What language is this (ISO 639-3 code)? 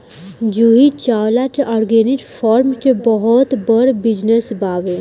bho